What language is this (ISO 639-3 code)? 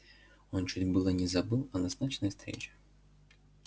rus